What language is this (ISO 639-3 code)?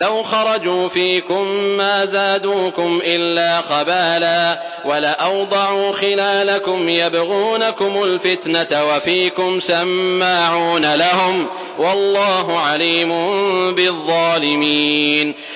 ara